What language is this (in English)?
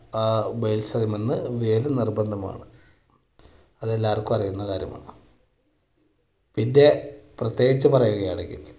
Malayalam